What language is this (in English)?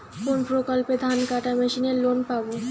Bangla